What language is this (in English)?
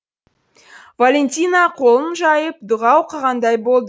Kazakh